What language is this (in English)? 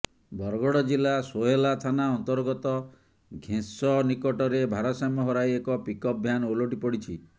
Odia